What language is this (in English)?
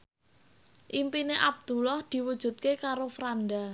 Javanese